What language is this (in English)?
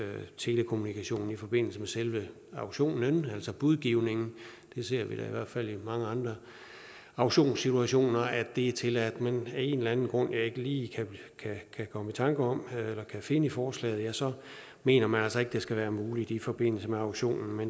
Danish